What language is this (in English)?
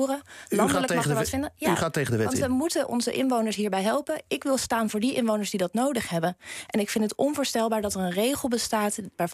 Dutch